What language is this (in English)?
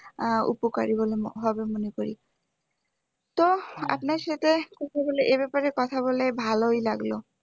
Bangla